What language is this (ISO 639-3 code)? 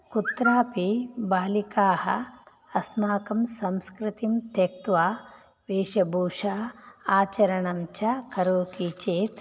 san